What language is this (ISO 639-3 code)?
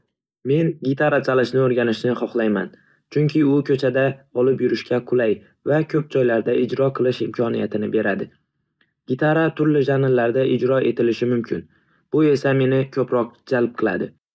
uzb